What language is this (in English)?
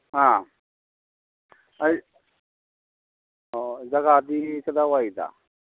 Manipuri